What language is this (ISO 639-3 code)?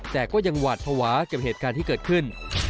tha